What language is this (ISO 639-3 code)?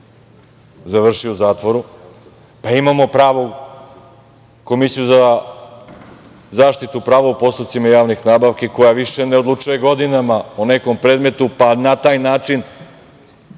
srp